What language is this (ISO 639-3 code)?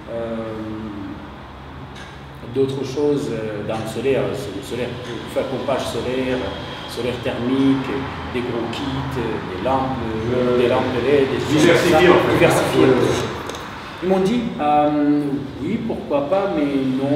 fra